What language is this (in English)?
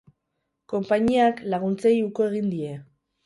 Basque